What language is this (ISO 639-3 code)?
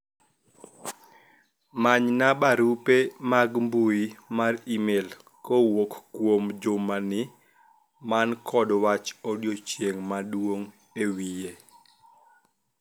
luo